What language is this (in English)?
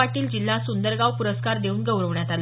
Marathi